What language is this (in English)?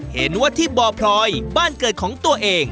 Thai